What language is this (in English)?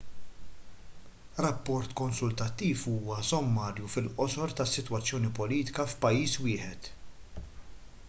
Maltese